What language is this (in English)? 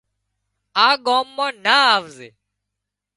Wadiyara Koli